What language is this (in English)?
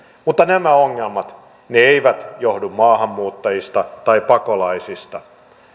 Finnish